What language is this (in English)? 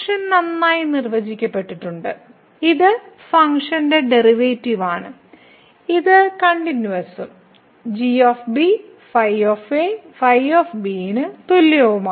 Malayalam